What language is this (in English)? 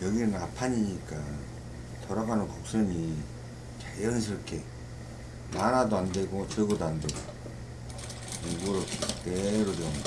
Korean